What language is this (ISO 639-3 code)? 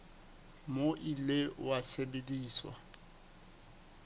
sot